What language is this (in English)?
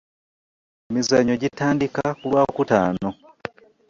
Ganda